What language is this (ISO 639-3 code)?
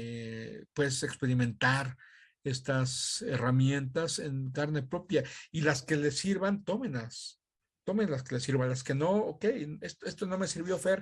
spa